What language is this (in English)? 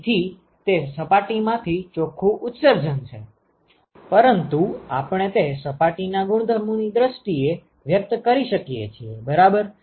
Gujarati